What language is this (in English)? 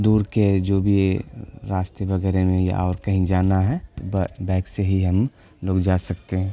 Urdu